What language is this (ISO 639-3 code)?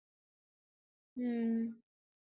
tam